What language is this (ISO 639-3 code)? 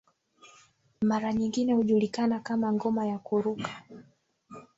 swa